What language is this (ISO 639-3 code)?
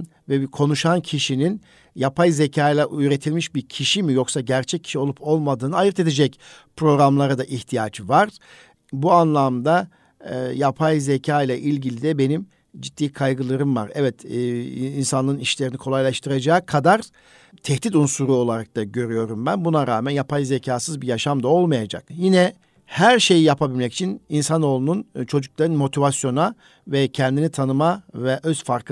tur